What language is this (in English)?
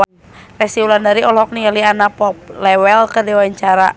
Sundanese